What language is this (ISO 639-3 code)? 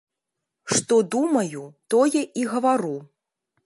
bel